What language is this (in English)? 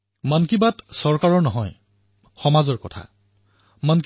Assamese